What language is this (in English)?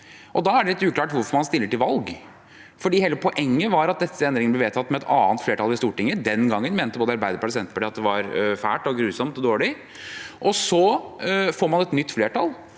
Norwegian